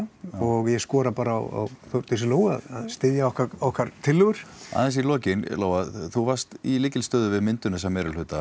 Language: Icelandic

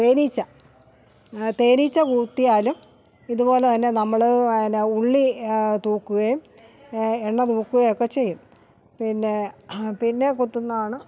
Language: Malayalam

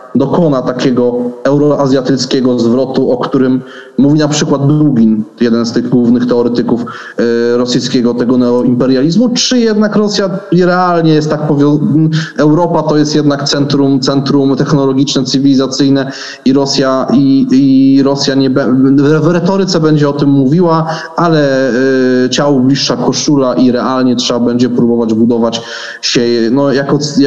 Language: Polish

